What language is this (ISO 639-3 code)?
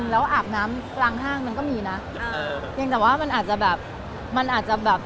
tha